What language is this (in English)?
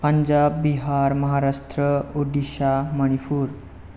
Bodo